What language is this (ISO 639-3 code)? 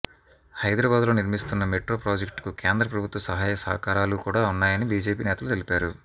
tel